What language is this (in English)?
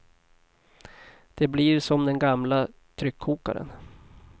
Swedish